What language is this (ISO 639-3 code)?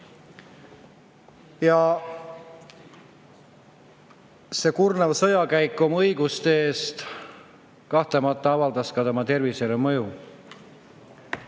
est